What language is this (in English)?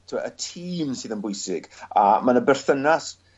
Welsh